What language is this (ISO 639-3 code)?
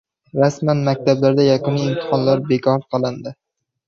uzb